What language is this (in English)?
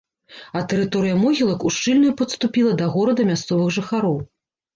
Belarusian